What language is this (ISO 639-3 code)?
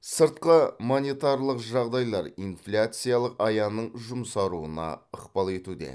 kaz